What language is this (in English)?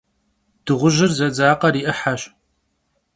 Kabardian